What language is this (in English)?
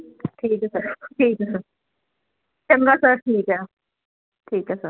Punjabi